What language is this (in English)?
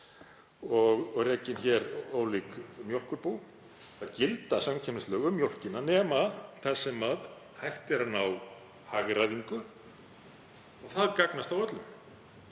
Icelandic